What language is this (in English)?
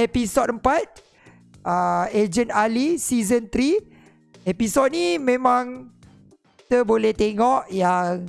Malay